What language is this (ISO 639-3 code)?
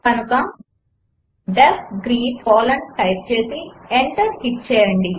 tel